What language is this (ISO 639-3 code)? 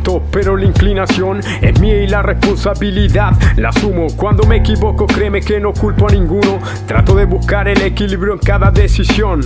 spa